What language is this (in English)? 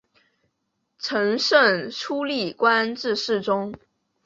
Chinese